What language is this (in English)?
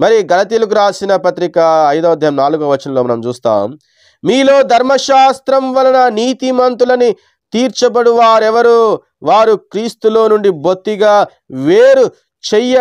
Hindi